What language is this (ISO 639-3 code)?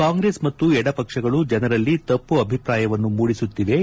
kan